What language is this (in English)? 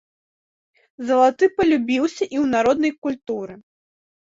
Belarusian